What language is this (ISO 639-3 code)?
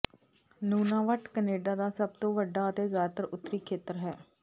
pan